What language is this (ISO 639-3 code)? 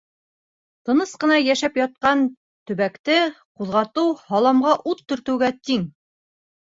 bak